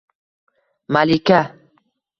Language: Uzbek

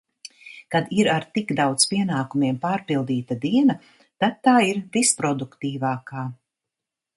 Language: Latvian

